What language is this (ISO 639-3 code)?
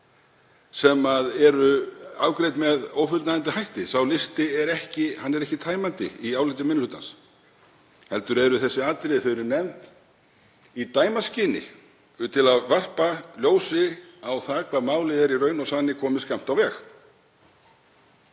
isl